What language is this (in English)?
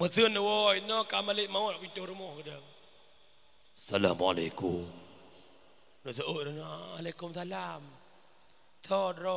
Malay